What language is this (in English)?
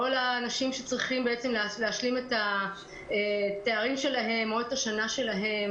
Hebrew